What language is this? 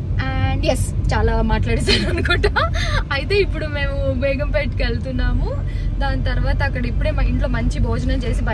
Telugu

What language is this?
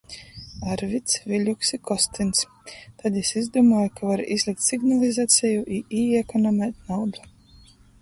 Latgalian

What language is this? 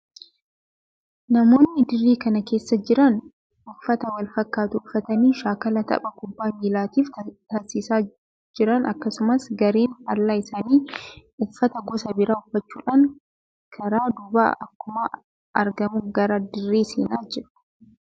Oromo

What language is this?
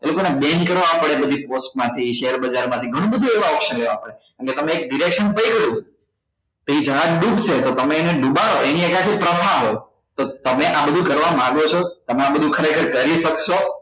Gujarati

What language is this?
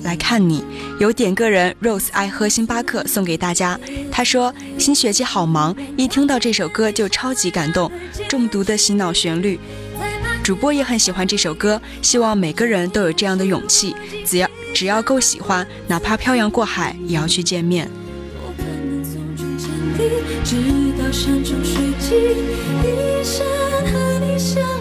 Chinese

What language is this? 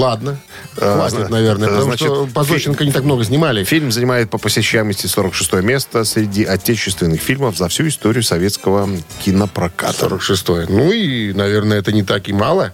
Russian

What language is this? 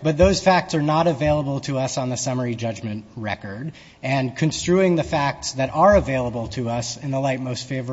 English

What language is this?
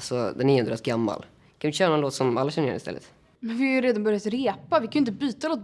Swedish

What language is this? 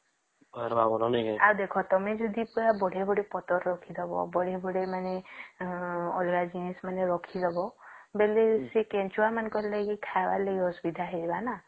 Odia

